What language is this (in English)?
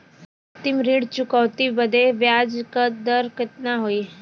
Bhojpuri